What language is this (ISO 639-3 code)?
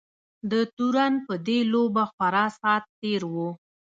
pus